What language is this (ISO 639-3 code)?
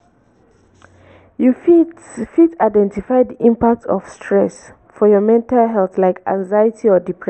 pcm